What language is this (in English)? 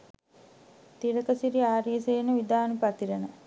Sinhala